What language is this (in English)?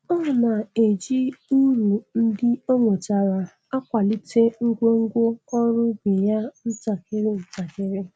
Igbo